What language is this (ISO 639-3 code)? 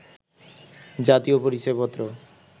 ben